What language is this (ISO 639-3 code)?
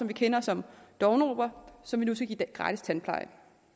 dan